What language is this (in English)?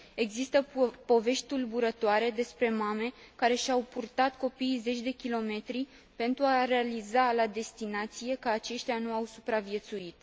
Romanian